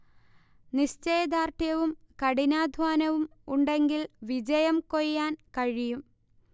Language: Malayalam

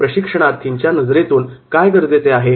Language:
Marathi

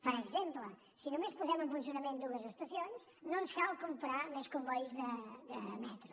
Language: Catalan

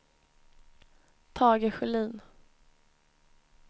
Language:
Swedish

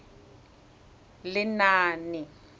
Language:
Tswana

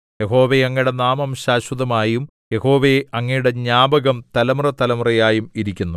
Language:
Malayalam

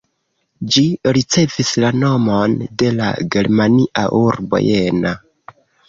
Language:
Esperanto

